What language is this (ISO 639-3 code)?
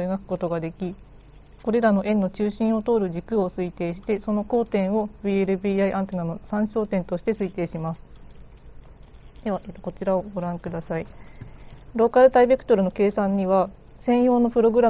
jpn